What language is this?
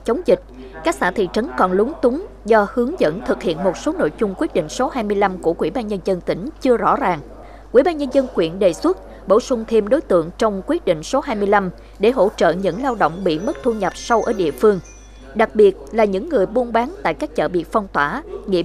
Vietnamese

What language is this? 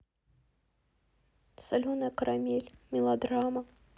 Russian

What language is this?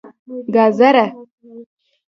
Pashto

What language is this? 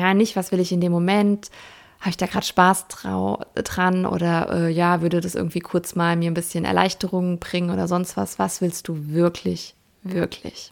German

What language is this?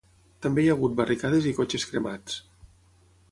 Catalan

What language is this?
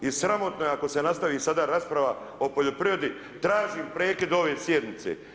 Croatian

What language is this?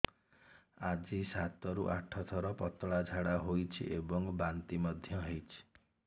Odia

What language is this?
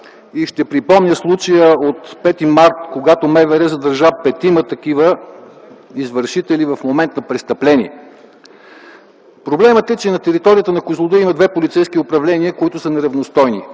Bulgarian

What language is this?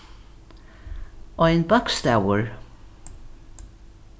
Faroese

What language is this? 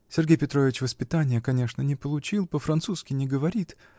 Russian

